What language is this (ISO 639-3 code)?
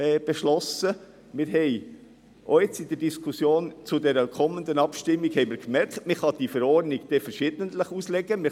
gsw